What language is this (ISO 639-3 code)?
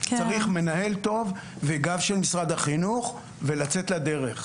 heb